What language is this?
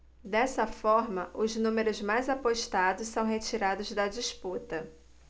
Portuguese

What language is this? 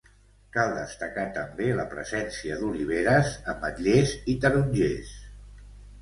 Catalan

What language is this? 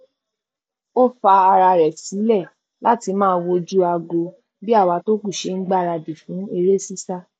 Yoruba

